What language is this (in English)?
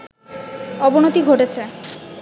Bangla